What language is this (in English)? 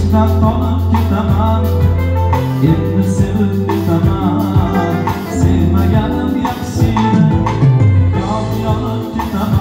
Vietnamese